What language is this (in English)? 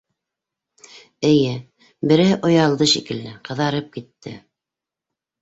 Bashkir